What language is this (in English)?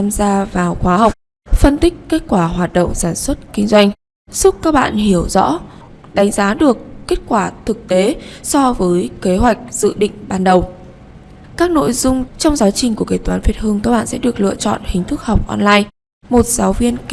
Vietnamese